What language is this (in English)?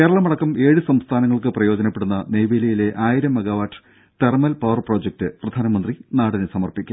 Malayalam